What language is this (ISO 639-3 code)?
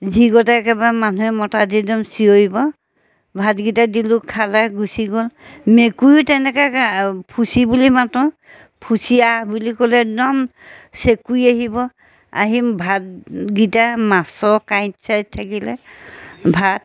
asm